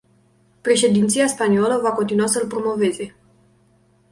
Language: Romanian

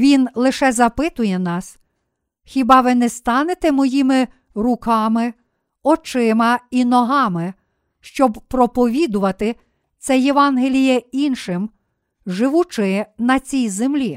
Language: Ukrainian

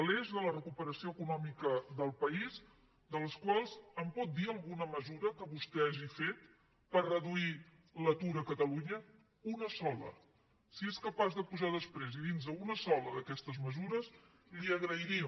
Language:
Catalan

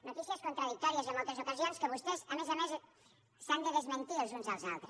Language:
Catalan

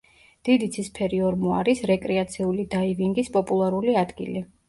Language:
Georgian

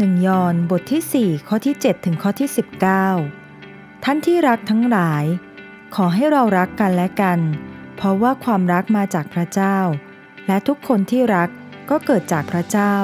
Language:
Thai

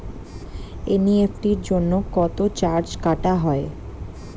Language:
Bangla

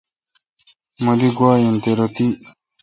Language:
Kalkoti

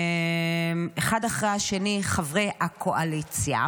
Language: Hebrew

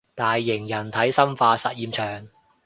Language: Cantonese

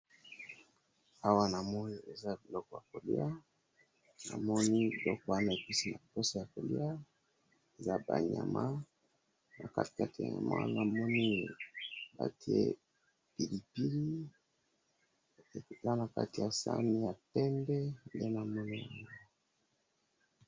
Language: Lingala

